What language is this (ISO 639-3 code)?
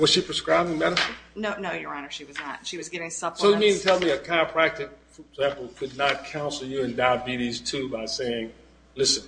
eng